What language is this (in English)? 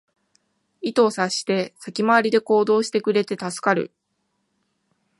Japanese